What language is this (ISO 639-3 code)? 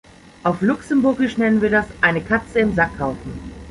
deu